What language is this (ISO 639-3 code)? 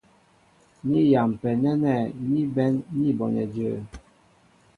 mbo